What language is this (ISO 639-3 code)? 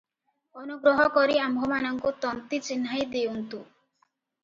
ori